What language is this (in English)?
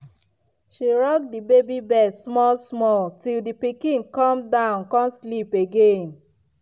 Nigerian Pidgin